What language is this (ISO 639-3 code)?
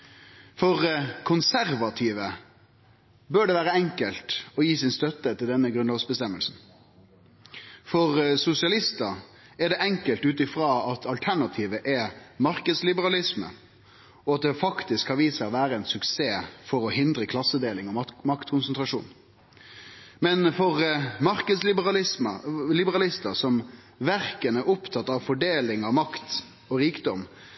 nno